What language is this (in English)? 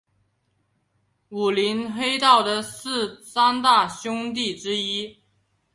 Chinese